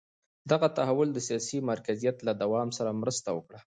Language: Pashto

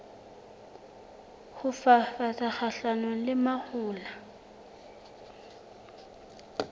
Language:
Southern Sotho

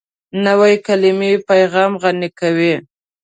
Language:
Pashto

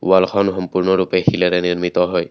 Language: Assamese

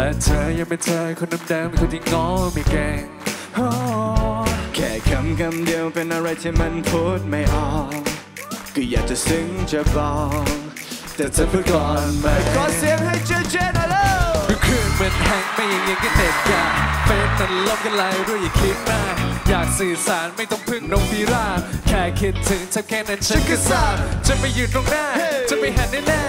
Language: Thai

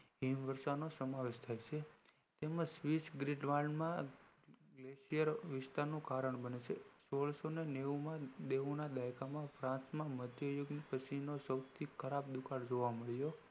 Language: Gujarati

